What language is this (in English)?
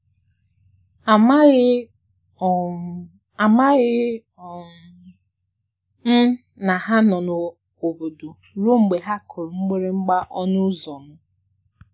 Igbo